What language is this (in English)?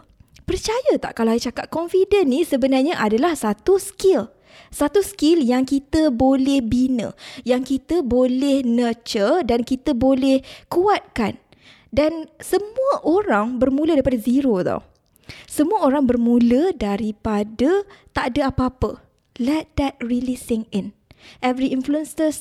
Malay